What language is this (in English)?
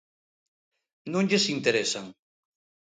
Galician